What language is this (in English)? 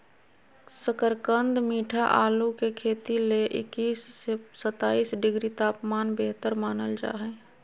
Magahi